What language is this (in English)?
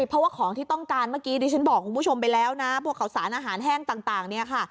Thai